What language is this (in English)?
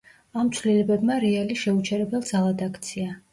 Georgian